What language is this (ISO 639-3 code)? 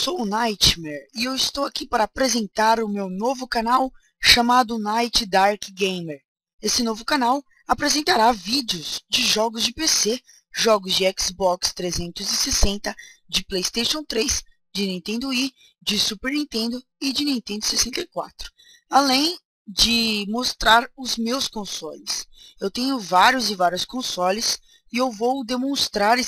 por